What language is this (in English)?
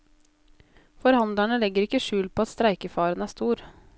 Norwegian